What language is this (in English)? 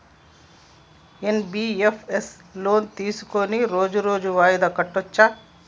Telugu